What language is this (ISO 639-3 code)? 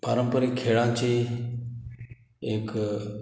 kok